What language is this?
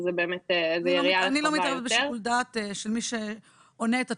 Hebrew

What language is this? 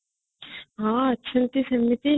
Odia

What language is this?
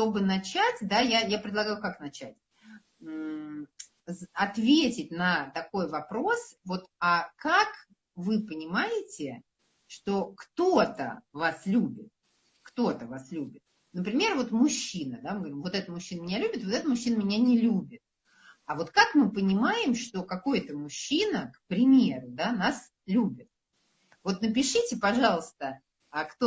Russian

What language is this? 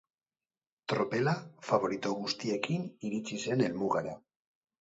Basque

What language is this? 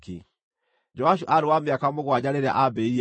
Kikuyu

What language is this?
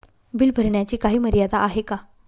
Marathi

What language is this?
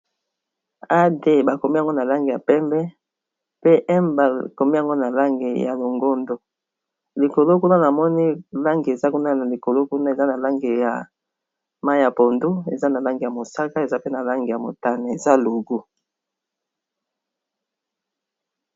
Lingala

